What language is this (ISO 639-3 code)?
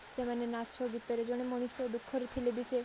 ori